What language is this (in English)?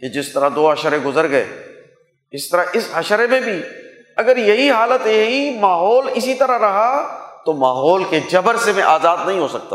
Urdu